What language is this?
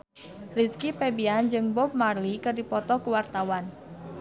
Sundanese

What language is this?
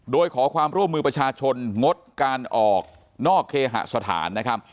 Thai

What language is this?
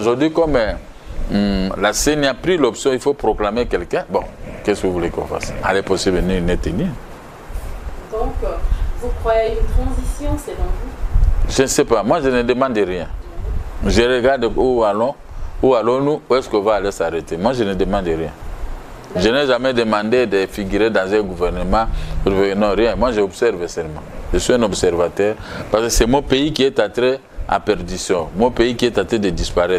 French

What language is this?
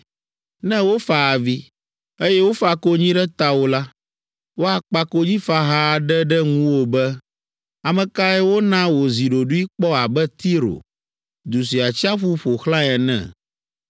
Ewe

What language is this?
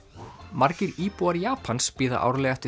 Icelandic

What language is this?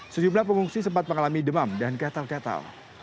Indonesian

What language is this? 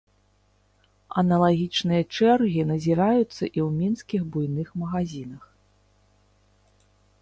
Belarusian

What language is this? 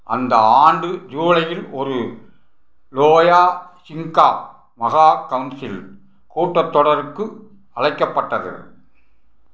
Tamil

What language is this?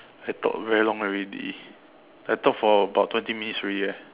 English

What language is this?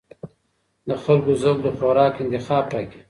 Pashto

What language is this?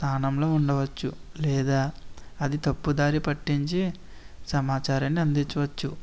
Telugu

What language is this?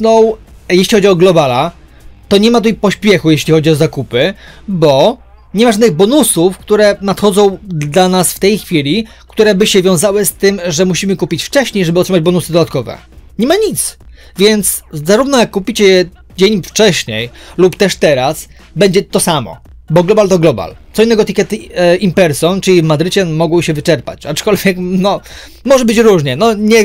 Polish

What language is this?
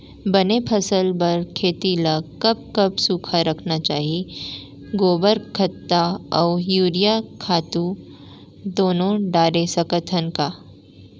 Chhattisgarhi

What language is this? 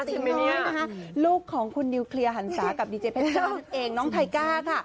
Thai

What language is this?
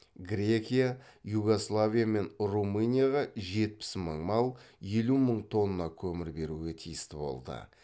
Kazakh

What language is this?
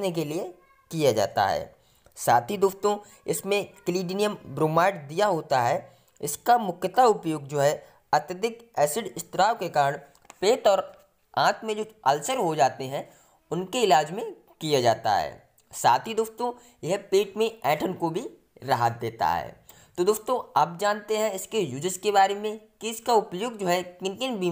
Hindi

